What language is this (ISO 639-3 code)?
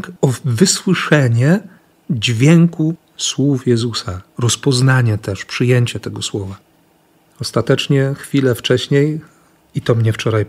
pol